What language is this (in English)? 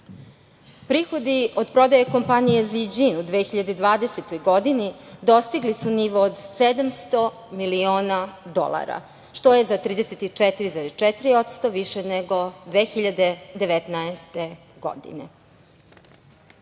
Serbian